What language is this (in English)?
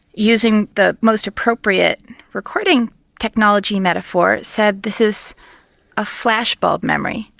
English